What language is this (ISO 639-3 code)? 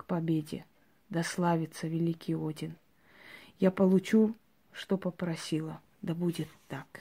rus